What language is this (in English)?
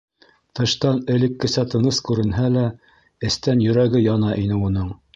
Bashkir